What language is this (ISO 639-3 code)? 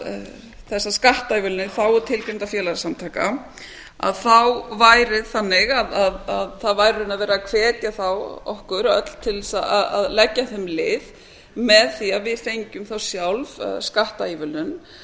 isl